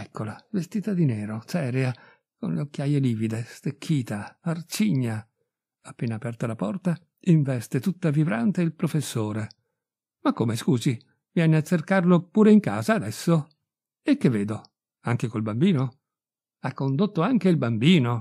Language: Italian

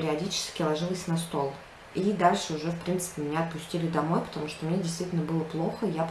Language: Russian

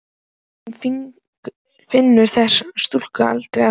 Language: Icelandic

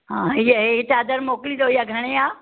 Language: Sindhi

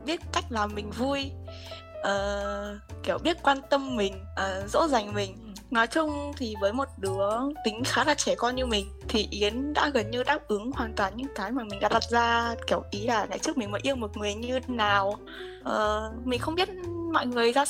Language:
Vietnamese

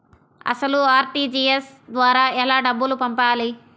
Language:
Telugu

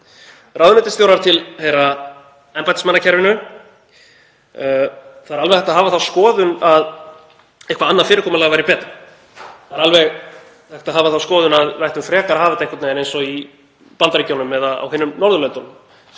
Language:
Icelandic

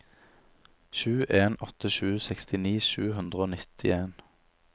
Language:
Norwegian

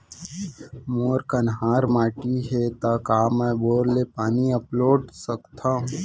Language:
Chhattisgarhi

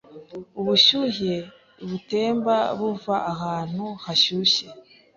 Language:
Kinyarwanda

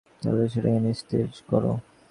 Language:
Bangla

